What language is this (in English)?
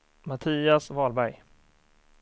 Swedish